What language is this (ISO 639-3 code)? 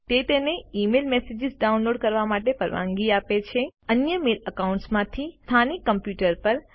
guj